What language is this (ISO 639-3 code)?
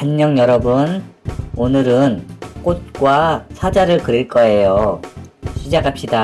kor